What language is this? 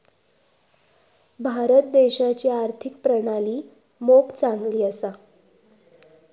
Marathi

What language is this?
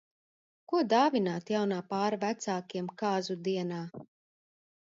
Latvian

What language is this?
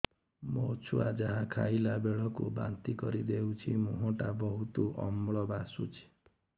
Odia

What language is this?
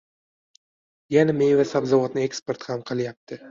Uzbek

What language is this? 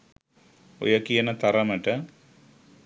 Sinhala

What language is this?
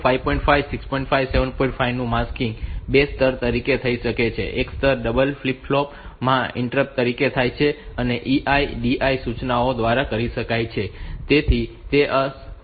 Gujarati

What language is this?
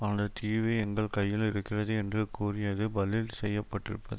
Tamil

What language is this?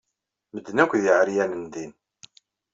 Kabyle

